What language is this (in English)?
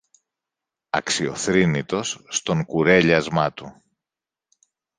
Greek